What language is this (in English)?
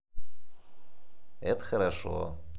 Russian